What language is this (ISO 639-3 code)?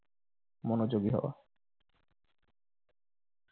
ben